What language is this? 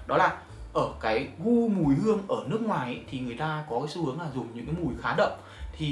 Vietnamese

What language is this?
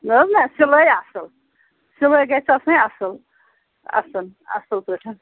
Kashmiri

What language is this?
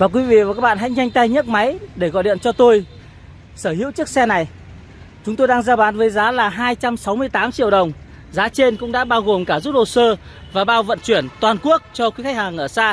Vietnamese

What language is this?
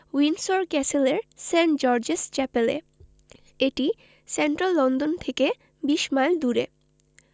Bangla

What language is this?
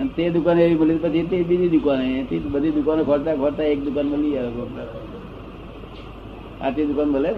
Gujarati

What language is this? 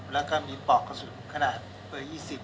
Thai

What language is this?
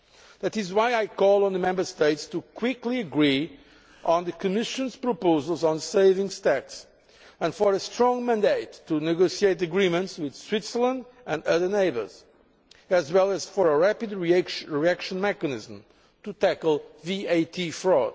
English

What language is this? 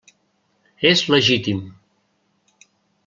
Catalan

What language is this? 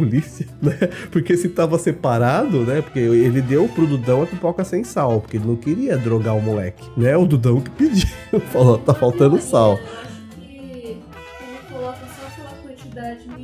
Portuguese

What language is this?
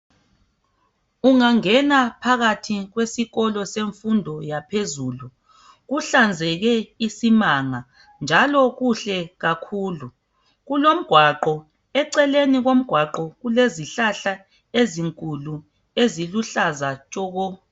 North Ndebele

